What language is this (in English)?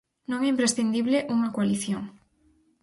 Galician